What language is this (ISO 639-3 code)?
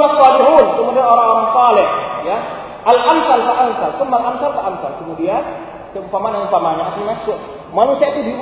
msa